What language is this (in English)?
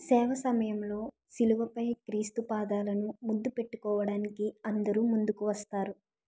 Telugu